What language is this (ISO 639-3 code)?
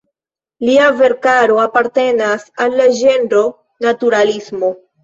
epo